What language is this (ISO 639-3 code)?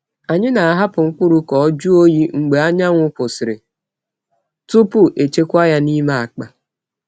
ibo